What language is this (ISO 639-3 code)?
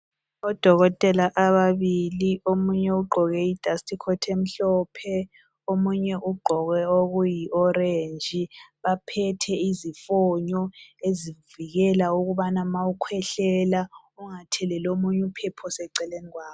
nde